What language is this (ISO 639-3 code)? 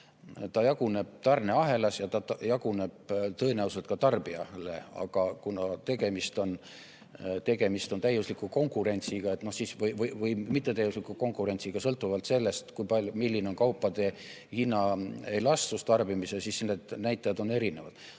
est